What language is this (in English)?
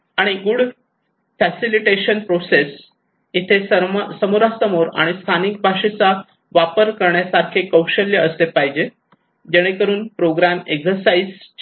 Marathi